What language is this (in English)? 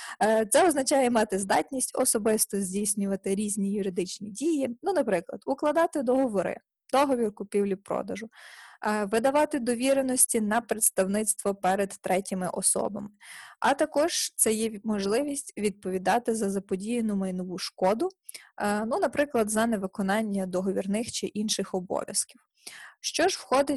Ukrainian